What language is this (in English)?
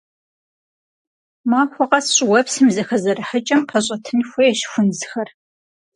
Kabardian